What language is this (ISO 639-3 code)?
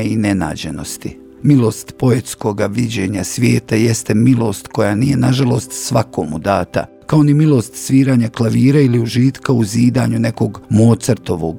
hrv